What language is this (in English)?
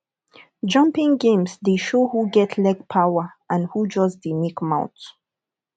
Nigerian Pidgin